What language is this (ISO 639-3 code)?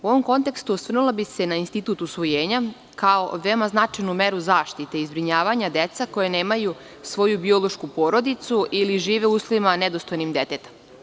srp